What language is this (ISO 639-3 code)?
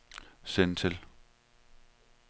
dan